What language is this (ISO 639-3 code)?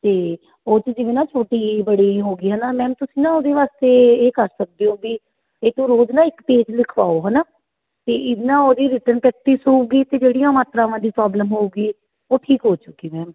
pan